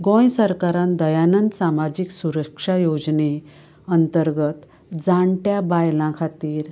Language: Konkani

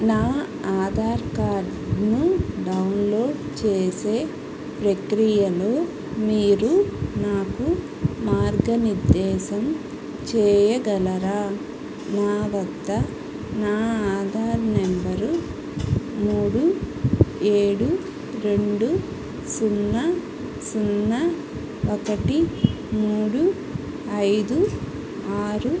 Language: Telugu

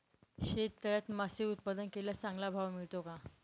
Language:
Marathi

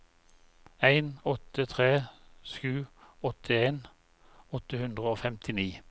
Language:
Norwegian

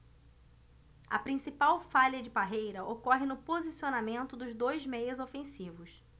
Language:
Portuguese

